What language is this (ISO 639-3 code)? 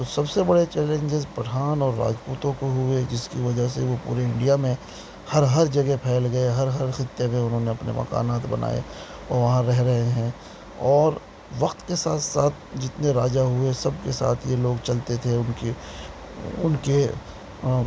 urd